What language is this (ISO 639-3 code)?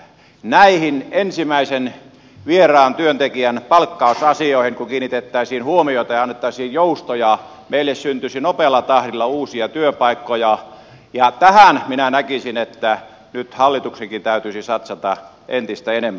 fin